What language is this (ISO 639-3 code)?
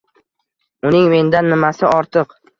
uzb